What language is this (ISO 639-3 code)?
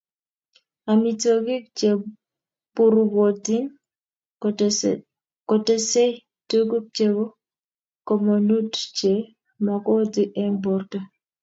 kln